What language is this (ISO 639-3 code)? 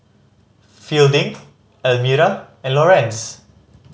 eng